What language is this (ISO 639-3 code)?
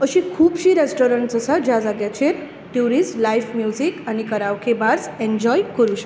kok